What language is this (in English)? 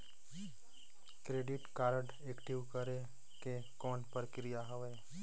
Chhattisgarhi